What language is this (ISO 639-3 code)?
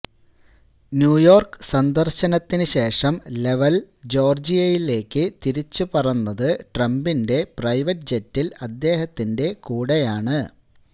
mal